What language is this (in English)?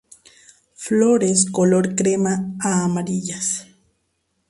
Spanish